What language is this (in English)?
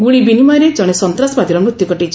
Odia